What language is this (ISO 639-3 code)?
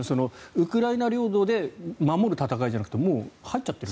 jpn